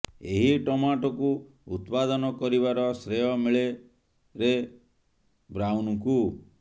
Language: Odia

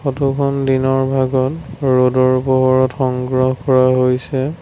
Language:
Assamese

